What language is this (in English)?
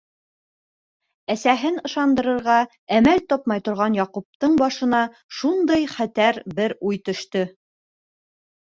Bashkir